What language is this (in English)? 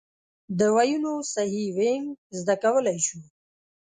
Pashto